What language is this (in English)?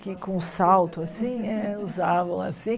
Portuguese